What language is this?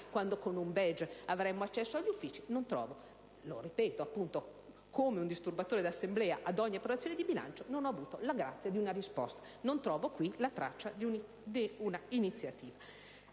Italian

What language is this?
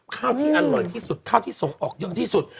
Thai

